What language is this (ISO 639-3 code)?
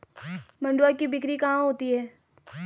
hin